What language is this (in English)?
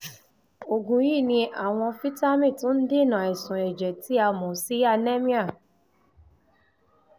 Yoruba